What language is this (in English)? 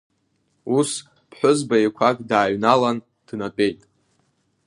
Abkhazian